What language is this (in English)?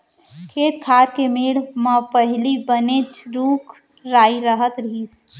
Chhattisgarhi